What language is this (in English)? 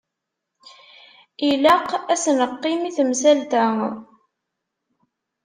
Kabyle